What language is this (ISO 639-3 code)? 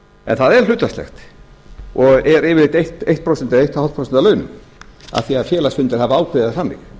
isl